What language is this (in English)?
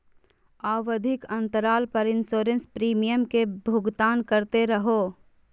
Magahi